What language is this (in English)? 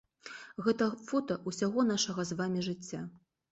Belarusian